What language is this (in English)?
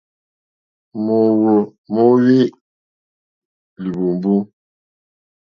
Mokpwe